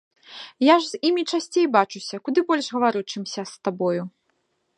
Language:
Belarusian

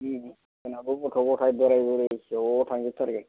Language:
Bodo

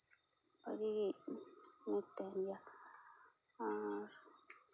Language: Santali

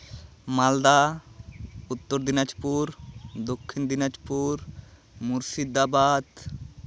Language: Santali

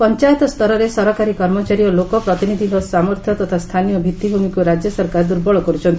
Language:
Odia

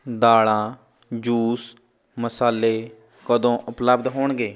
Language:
Punjabi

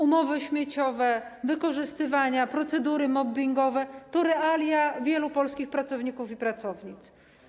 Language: Polish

